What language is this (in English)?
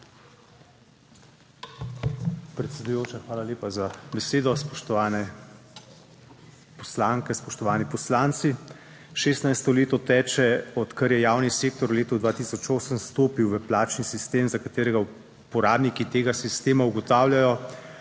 Slovenian